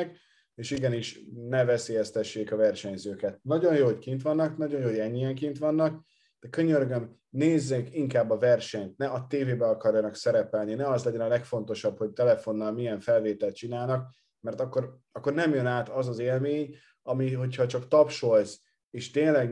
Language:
Hungarian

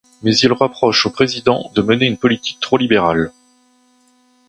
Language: French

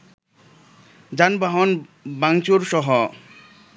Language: Bangla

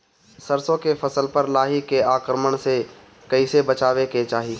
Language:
Bhojpuri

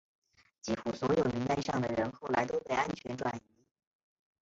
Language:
Chinese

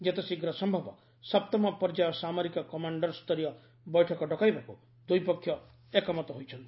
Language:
Odia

